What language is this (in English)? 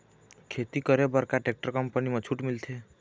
Chhattisgarhi